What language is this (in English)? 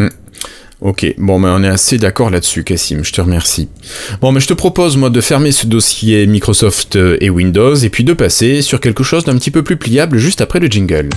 French